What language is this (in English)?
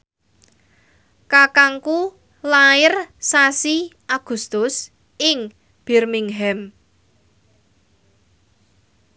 Javanese